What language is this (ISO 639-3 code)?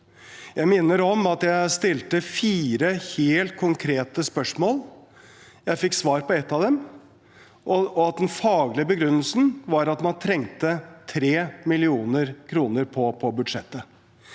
nor